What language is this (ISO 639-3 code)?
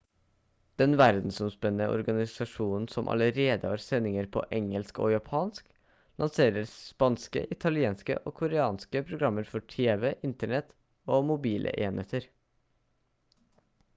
nob